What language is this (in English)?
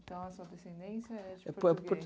Portuguese